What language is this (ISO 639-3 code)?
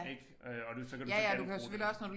dan